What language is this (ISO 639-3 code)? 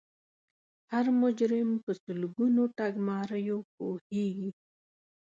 pus